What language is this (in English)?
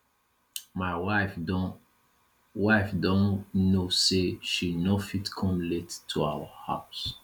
Nigerian Pidgin